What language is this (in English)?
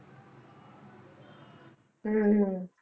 Punjabi